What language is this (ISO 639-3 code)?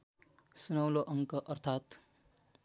nep